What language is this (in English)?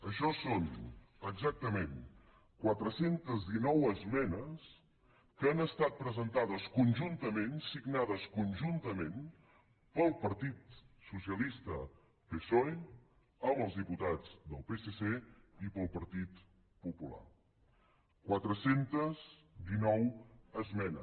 Catalan